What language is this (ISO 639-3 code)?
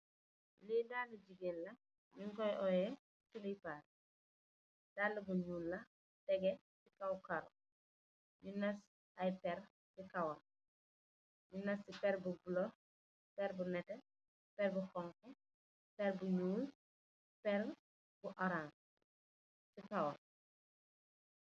wol